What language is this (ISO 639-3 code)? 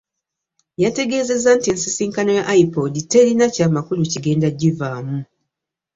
lug